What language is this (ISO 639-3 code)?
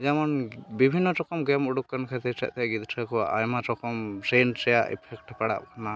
sat